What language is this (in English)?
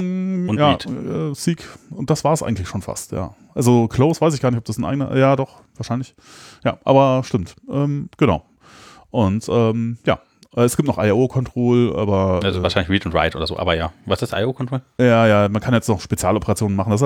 German